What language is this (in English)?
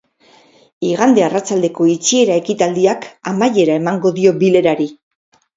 Basque